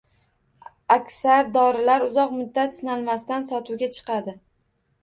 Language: Uzbek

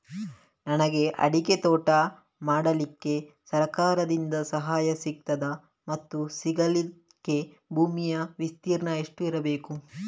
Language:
Kannada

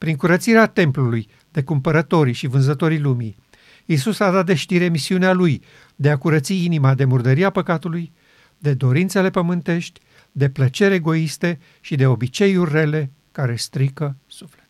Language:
Romanian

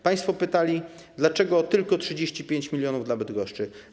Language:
Polish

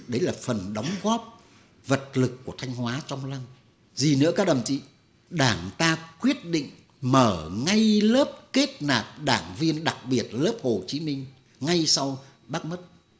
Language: Vietnamese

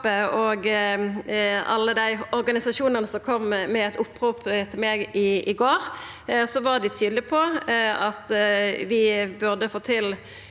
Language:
Norwegian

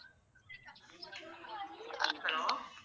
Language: Tamil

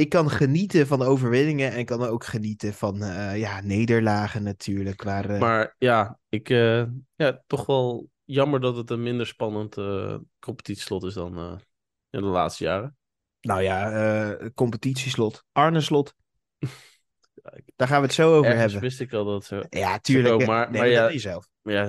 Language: Dutch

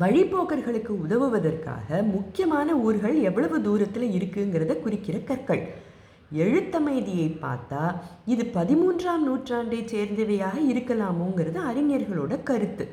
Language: Tamil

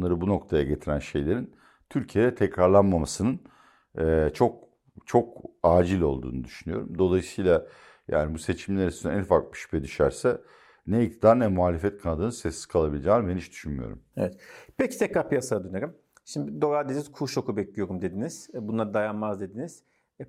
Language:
Turkish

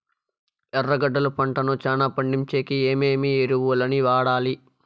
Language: Telugu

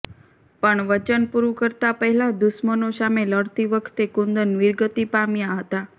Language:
Gujarati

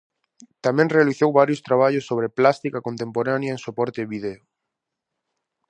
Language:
Galician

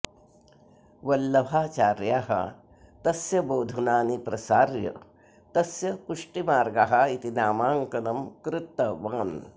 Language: Sanskrit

